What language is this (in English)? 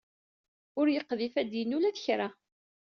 Kabyle